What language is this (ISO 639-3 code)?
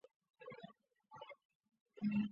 zho